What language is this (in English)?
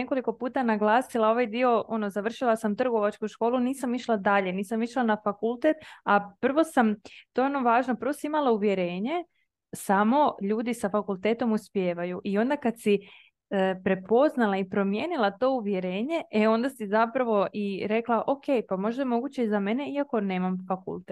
Croatian